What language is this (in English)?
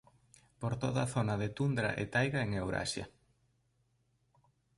Galician